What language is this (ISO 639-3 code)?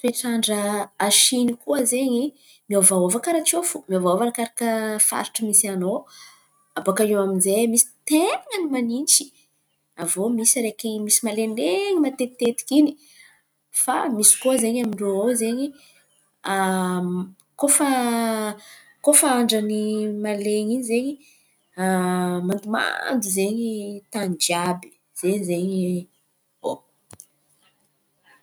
xmv